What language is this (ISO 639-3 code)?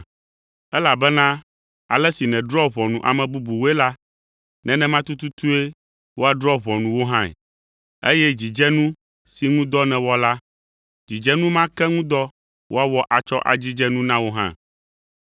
ewe